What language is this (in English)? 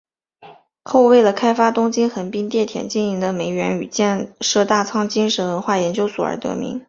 Chinese